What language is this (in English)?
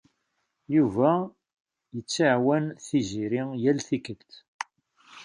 Kabyle